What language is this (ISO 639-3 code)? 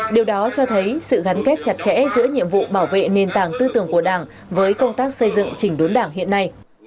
vie